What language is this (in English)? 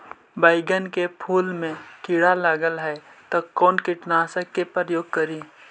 Magahi